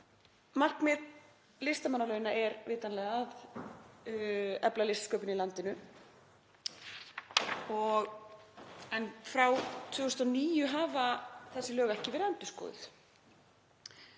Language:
Icelandic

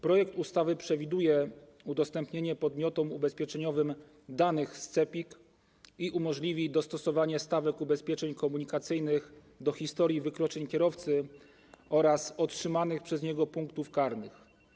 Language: Polish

